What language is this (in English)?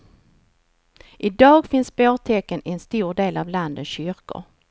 Swedish